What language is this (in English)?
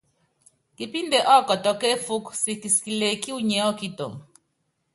Yangben